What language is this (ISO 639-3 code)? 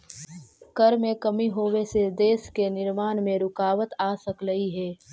mag